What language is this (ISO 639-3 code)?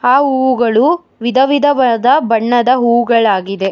kan